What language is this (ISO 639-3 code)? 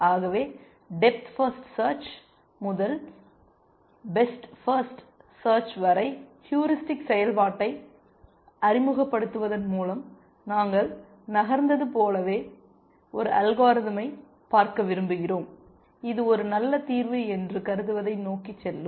tam